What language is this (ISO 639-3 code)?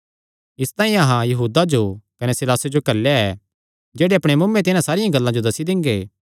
xnr